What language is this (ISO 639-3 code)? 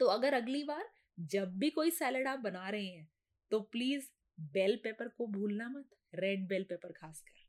hin